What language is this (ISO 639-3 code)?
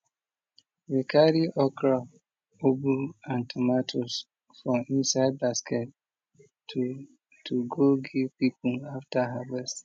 pcm